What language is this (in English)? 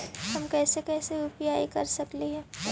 Magahi